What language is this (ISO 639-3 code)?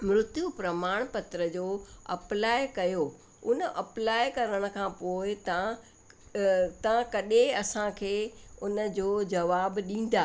snd